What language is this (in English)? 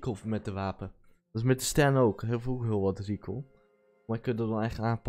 Dutch